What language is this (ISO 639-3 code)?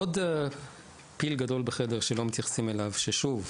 heb